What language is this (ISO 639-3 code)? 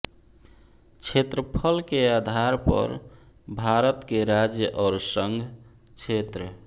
hin